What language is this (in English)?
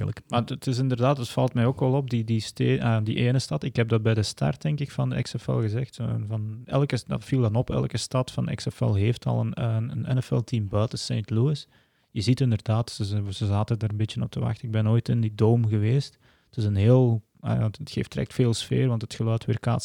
Dutch